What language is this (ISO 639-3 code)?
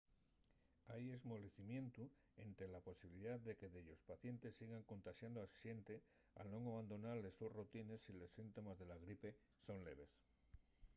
ast